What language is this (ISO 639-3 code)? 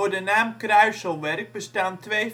nld